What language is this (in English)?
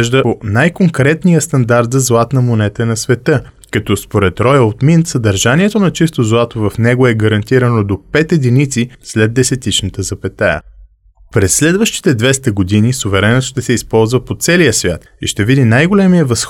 Bulgarian